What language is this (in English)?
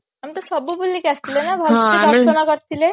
Odia